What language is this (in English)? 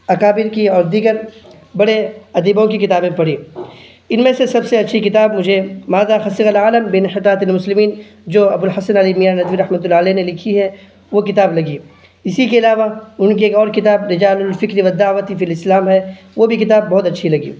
Urdu